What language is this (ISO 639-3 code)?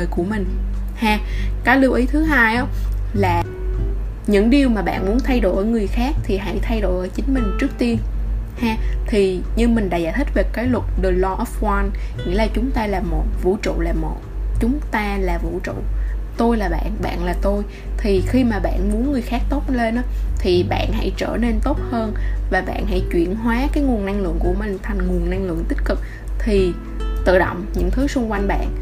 vie